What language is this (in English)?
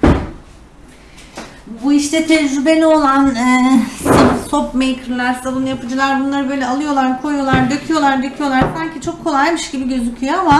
Turkish